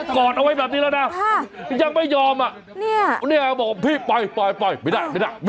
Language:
Thai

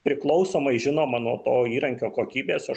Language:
Lithuanian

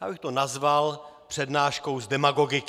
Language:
Czech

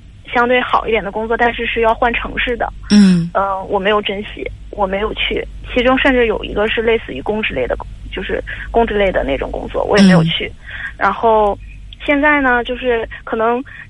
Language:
Chinese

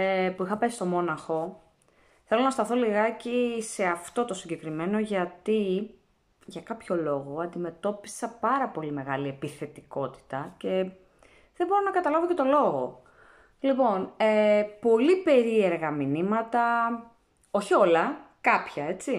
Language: Greek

